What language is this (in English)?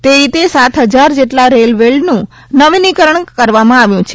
Gujarati